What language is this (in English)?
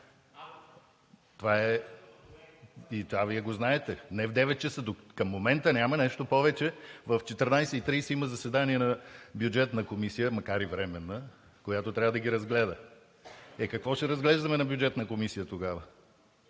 Bulgarian